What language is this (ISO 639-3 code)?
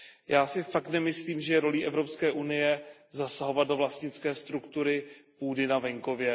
ces